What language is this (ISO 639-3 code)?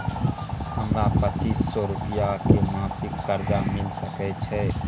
mai